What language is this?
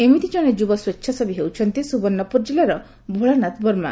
Odia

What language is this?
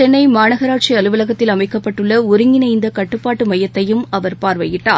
Tamil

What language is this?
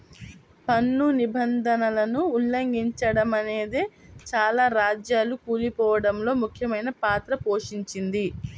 Telugu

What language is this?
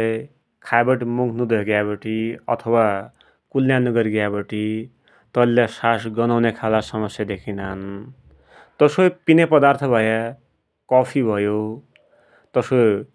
Dotyali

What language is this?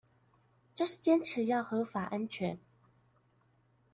Chinese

